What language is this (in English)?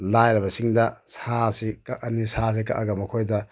Manipuri